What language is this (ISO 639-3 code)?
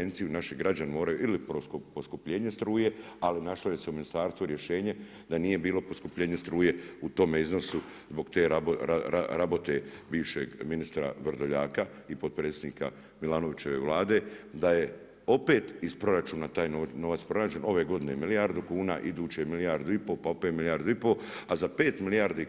hrv